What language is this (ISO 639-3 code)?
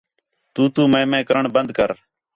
xhe